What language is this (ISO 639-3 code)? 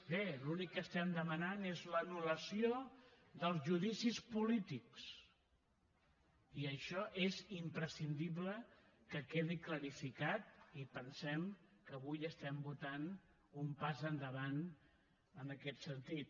cat